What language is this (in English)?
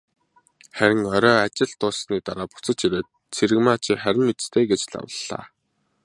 Mongolian